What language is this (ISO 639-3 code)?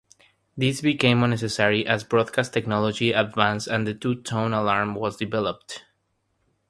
eng